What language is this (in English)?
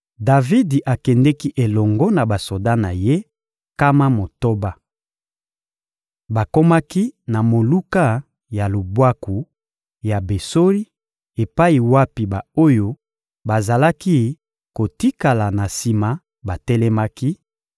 Lingala